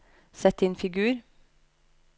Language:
Norwegian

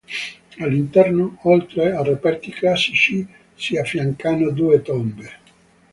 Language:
Italian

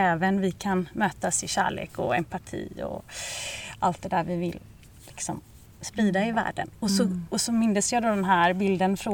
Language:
Swedish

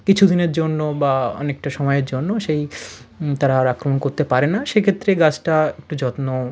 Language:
Bangla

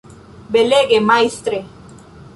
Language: Esperanto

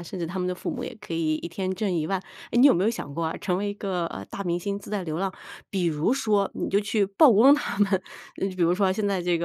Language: Chinese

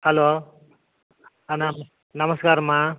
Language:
Tamil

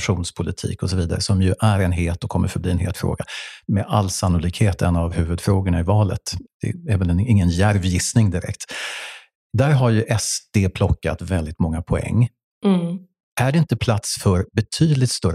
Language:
Swedish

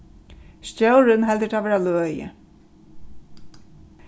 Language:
Faroese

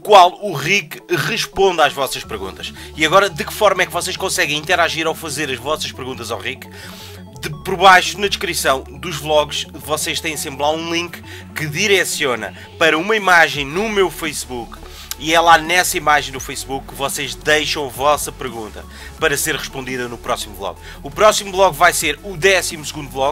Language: Portuguese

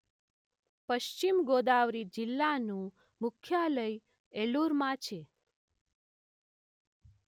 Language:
Gujarati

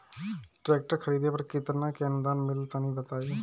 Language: Bhojpuri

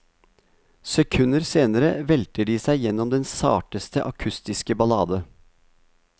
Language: Norwegian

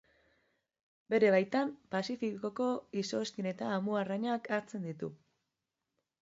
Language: Basque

